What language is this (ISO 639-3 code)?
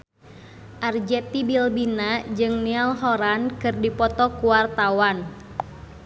sun